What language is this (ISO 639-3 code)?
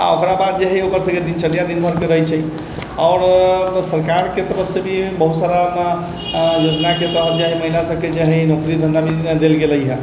mai